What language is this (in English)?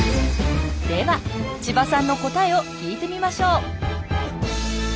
Japanese